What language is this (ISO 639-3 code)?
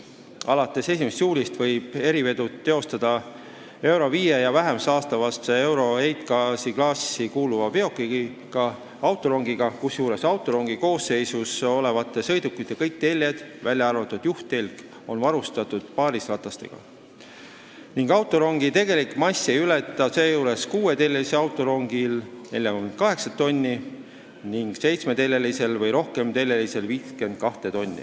est